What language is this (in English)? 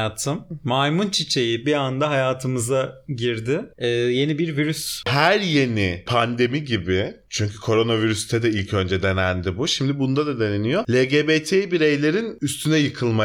Turkish